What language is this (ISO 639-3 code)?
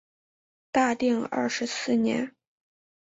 zho